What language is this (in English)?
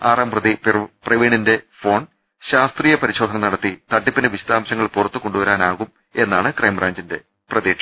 Malayalam